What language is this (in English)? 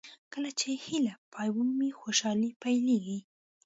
Pashto